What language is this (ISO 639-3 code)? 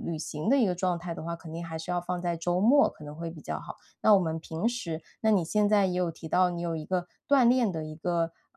zho